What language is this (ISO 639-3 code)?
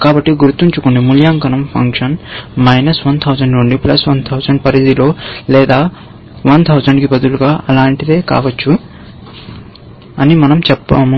tel